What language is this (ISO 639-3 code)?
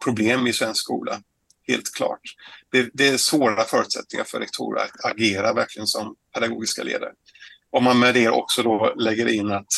swe